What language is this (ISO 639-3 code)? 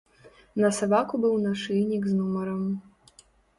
bel